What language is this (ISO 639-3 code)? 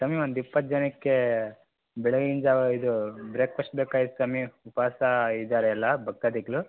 kan